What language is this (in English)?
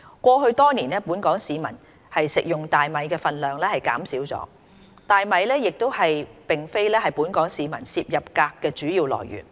Cantonese